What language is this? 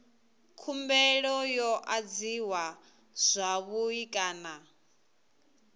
Venda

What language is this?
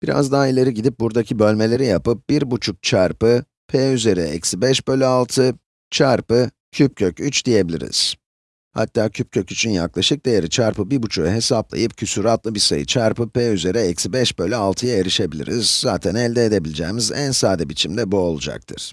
Turkish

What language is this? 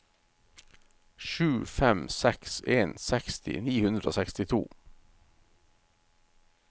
Norwegian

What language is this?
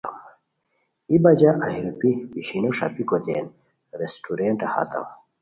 Khowar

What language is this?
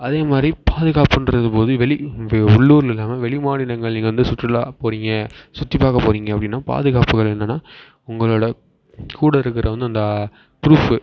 Tamil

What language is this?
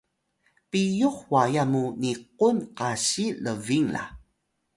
Atayal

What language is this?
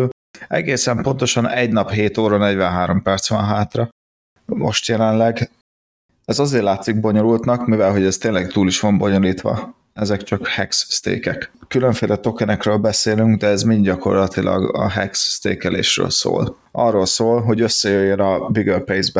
Hungarian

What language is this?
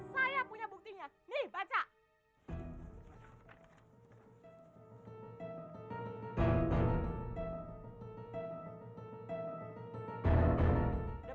Indonesian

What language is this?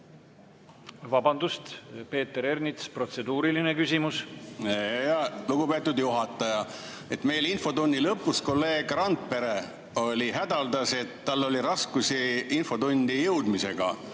Estonian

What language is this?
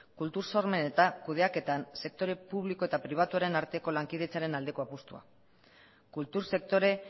Basque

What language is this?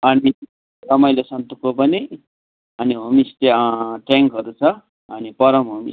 Nepali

